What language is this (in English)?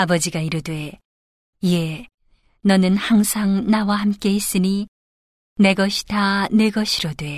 Korean